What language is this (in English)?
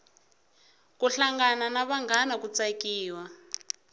Tsonga